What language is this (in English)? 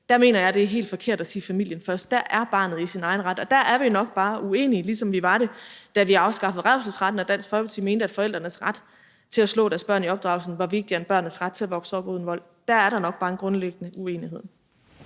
Danish